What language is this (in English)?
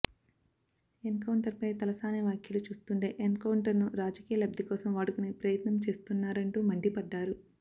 Telugu